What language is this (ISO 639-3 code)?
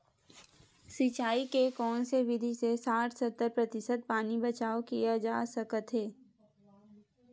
hne